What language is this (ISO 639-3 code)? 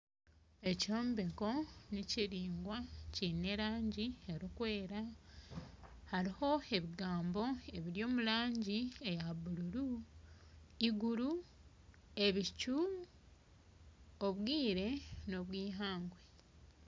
nyn